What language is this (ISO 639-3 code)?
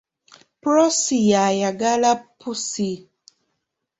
lug